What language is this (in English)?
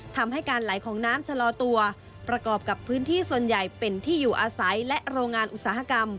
Thai